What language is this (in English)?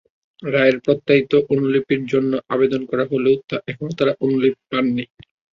Bangla